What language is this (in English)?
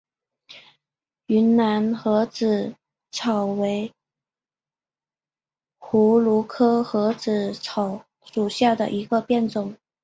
Chinese